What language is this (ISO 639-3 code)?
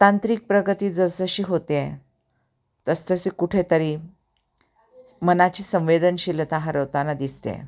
mar